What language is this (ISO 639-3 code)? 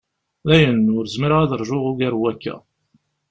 kab